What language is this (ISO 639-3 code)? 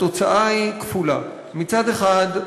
heb